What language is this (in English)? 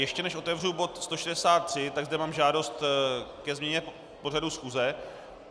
Czech